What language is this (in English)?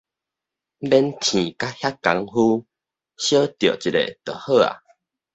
Min Nan Chinese